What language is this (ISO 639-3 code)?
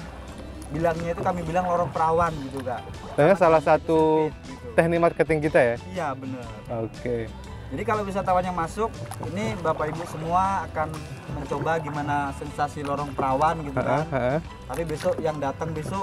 ind